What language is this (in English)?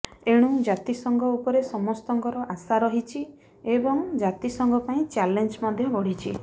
Odia